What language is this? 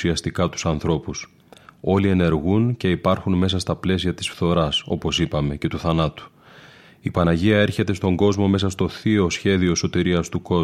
Greek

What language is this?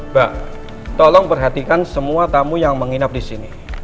Indonesian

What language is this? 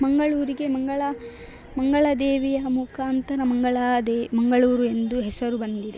Kannada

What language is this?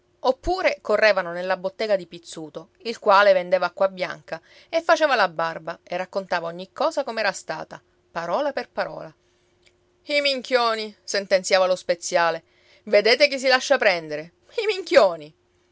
Italian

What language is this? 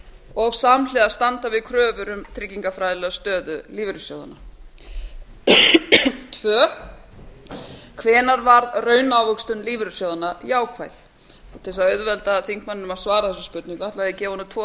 Icelandic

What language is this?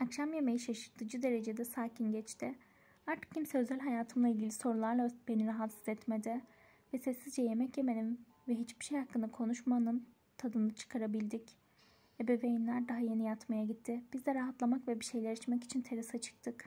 Turkish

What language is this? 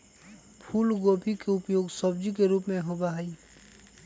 Magahi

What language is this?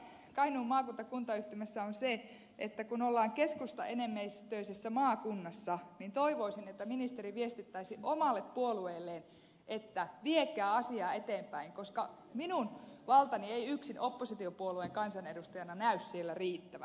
Finnish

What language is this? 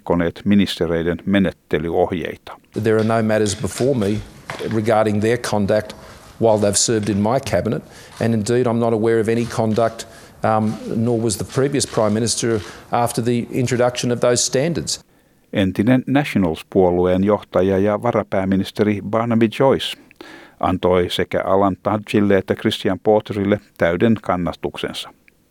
Finnish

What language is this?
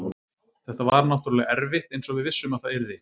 Icelandic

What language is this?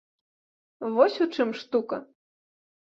Belarusian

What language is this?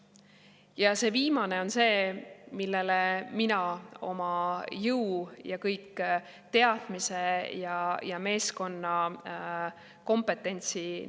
Estonian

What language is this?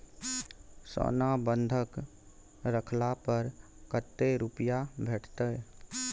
Maithili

